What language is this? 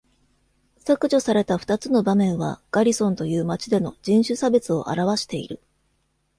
Japanese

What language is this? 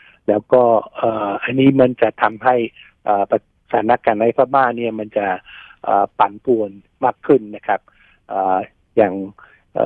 Thai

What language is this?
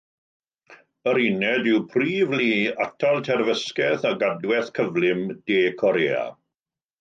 Welsh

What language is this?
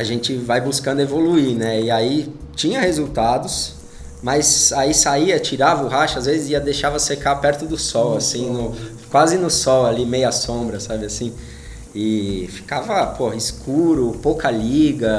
Portuguese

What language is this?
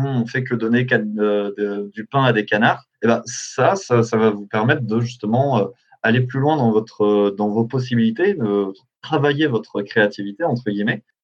French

